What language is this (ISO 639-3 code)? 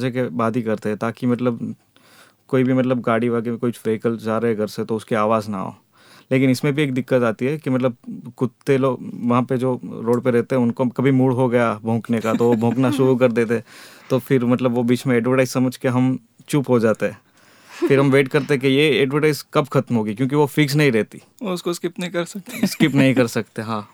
hin